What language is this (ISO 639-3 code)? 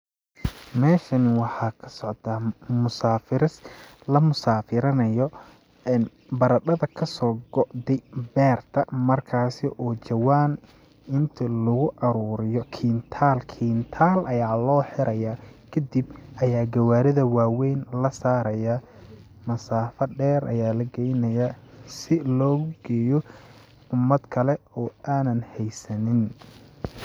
som